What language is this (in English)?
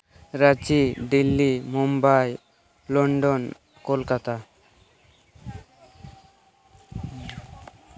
Santali